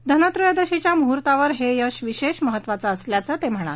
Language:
Marathi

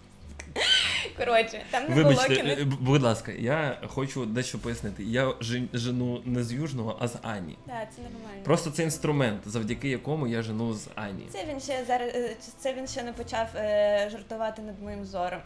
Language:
Russian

